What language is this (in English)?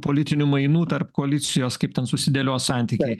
Lithuanian